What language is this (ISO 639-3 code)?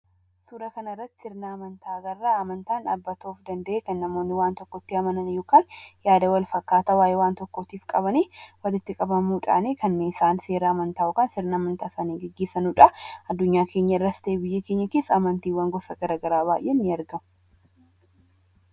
orm